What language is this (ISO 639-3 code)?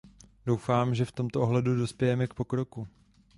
ces